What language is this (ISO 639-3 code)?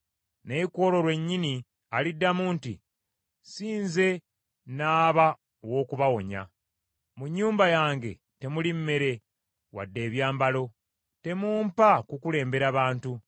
lug